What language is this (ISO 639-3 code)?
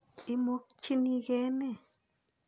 kln